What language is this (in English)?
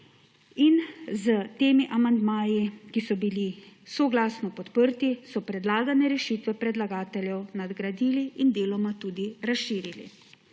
Slovenian